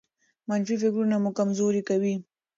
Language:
Pashto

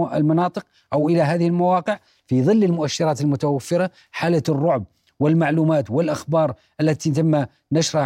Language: Arabic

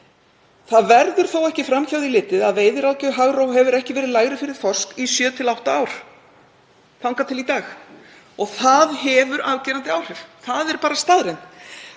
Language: Icelandic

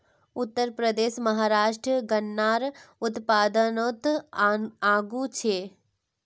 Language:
Magahi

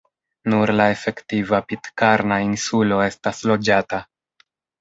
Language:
Esperanto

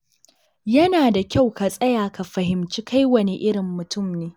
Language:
Hausa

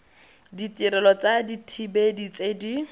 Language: Tswana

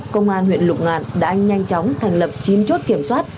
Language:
Vietnamese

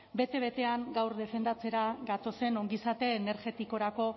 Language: Basque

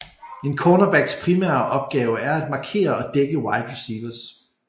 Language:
Danish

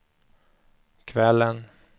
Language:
Swedish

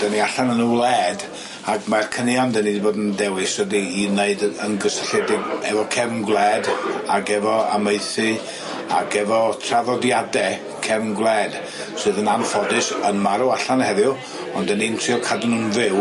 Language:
Welsh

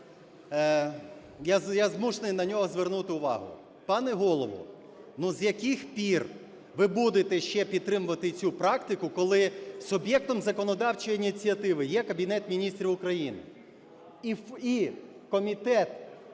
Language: Ukrainian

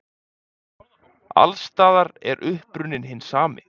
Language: Icelandic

